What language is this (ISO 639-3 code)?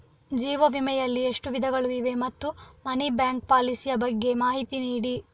kan